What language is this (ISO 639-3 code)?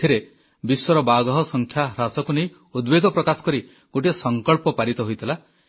ori